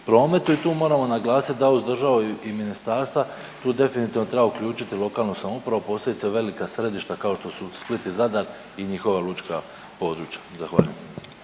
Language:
Croatian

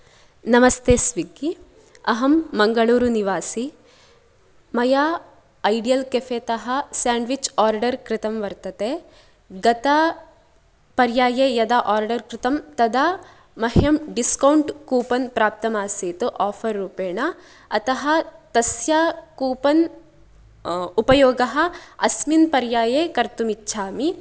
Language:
Sanskrit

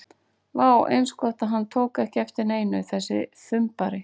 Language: Icelandic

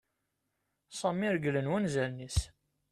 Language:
Kabyle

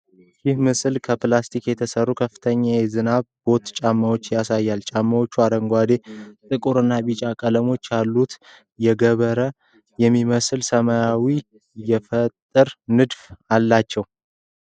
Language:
Amharic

